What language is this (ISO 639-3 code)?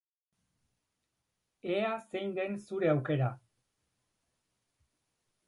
eus